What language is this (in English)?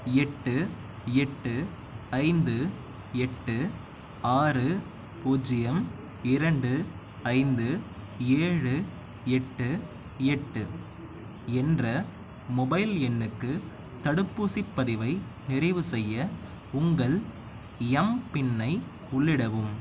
Tamil